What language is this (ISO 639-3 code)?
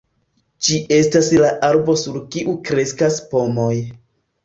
epo